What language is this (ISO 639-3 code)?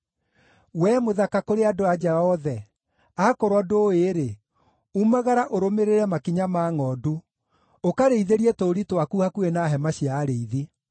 kik